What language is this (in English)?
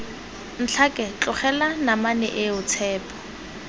Tswana